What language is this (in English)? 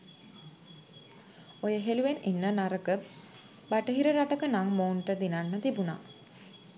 Sinhala